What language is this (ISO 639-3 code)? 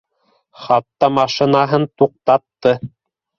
bak